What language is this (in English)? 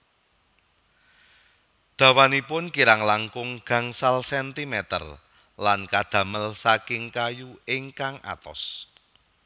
Javanese